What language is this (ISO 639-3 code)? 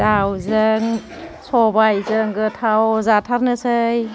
brx